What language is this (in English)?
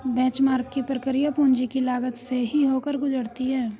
Hindi